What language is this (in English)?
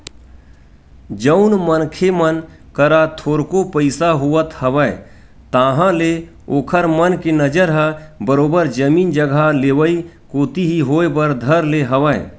Chhattisgarhi